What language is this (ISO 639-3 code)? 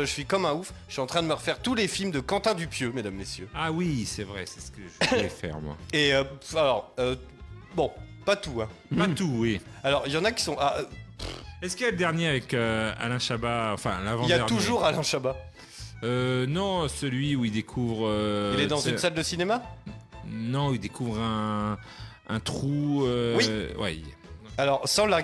fra